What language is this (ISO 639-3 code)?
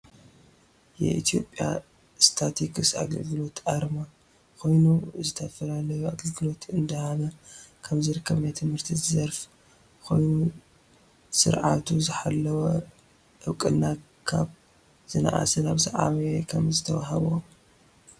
tir